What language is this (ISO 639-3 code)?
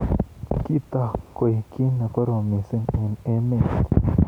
kln